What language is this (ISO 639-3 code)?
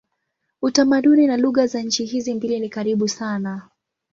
swa